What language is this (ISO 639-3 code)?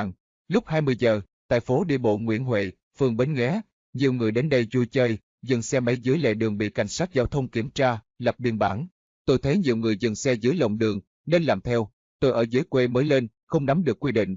vie